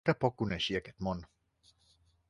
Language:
Catalan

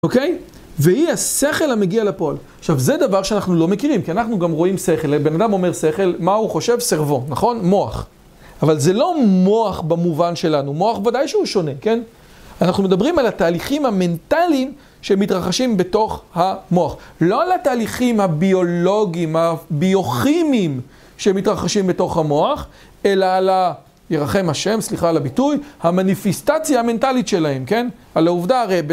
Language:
Hebrew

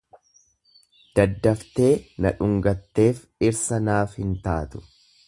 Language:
Oromo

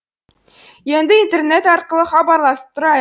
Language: Kazakh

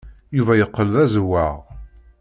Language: Kabyle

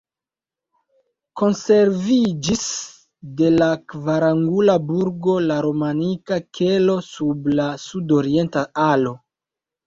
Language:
Esperanto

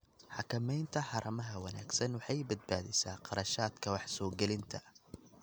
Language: Somali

